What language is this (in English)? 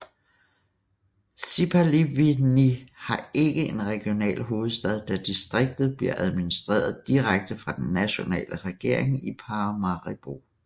Danish